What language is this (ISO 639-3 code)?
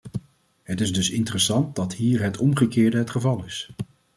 nld